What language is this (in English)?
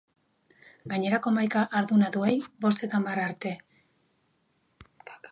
Basque